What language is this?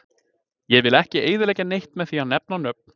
Icelandic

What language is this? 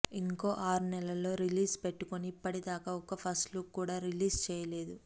Telugu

